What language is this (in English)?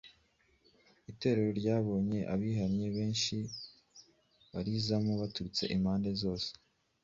Kinyarwanda